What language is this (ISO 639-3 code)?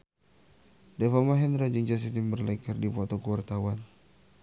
sun